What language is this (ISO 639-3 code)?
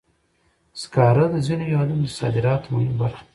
pus